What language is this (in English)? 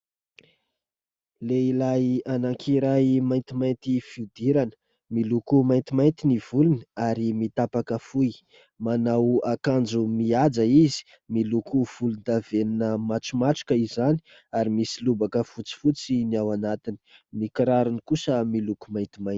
Malagasy